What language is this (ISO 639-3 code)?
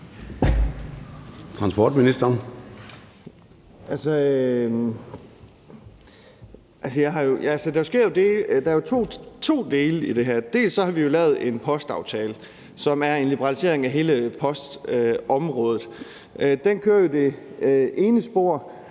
dan